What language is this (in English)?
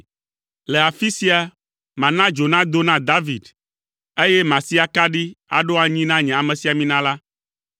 Ewe